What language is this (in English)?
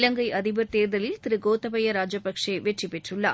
Tamil